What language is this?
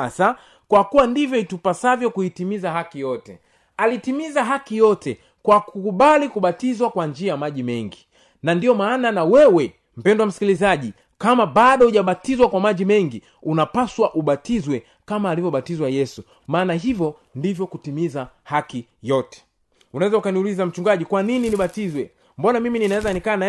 Swahili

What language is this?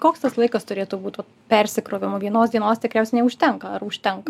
Lithuanian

